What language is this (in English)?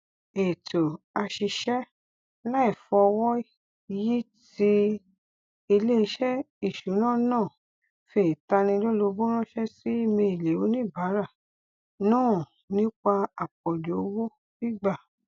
Yoruba